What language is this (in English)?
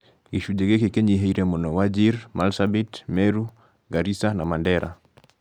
Kikuyu